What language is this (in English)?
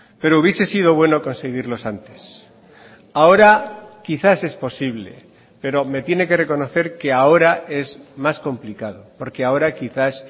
Spanish